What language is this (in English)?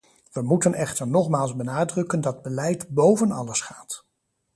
Dutch